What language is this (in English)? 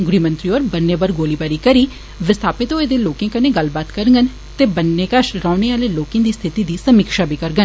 Dogri